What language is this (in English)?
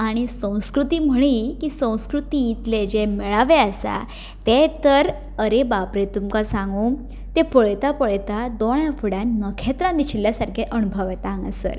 Konkani